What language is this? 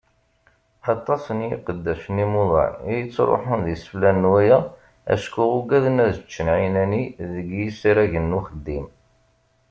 Kabyle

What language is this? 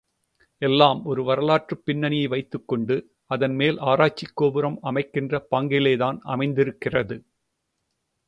Tamil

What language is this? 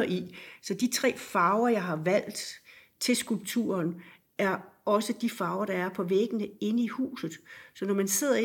Danish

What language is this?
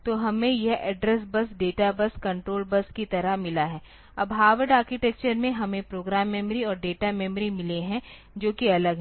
Hindi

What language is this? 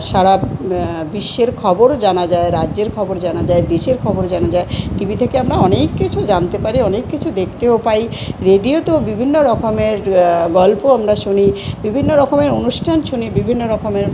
Bangla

